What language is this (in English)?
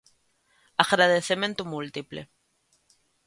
Galician